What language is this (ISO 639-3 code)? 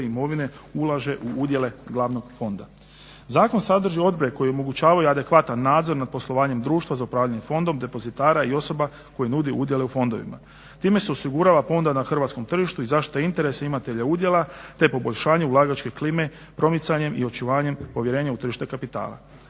hrv